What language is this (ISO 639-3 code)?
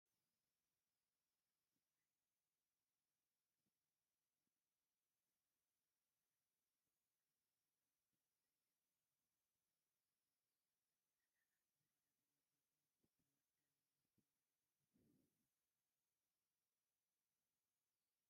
tir